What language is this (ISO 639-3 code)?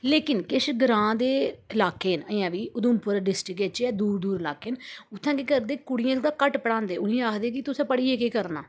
doi